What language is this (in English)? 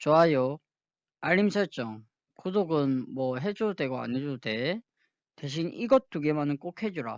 Korean